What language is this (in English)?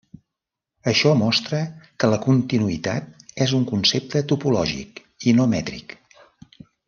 Catalan